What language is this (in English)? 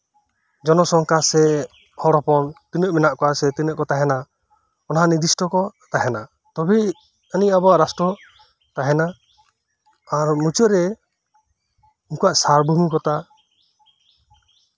Santali